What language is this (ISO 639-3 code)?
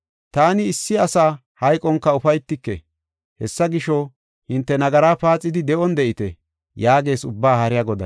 gof